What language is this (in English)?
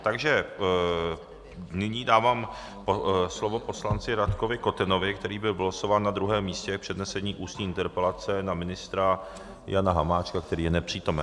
Czech